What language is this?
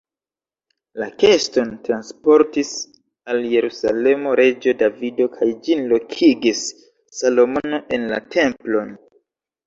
Esperanto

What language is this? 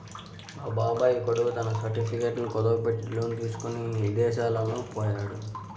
Telugu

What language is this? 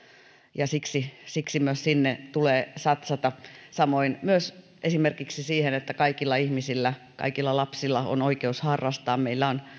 Finnish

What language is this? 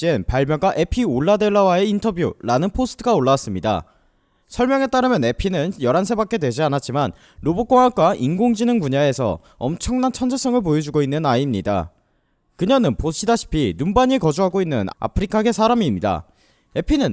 Korean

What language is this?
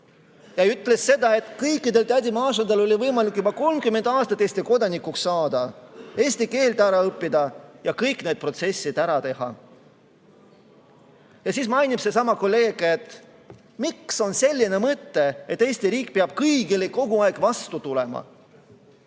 Estonian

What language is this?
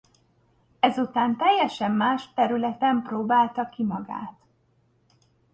Hungarian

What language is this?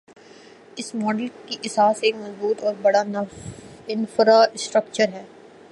Urdu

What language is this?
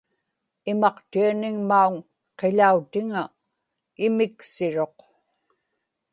Inupiaq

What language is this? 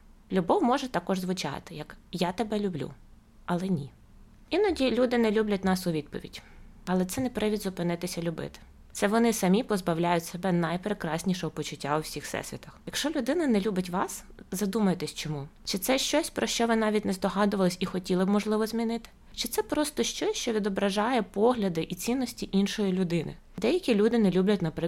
Ukrainian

